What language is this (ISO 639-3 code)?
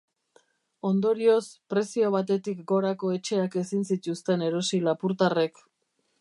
eus